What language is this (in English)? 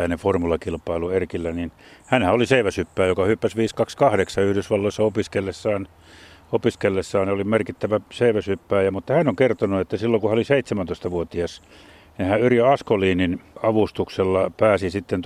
Finnish